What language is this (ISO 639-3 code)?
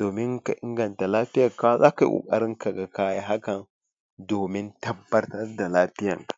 hau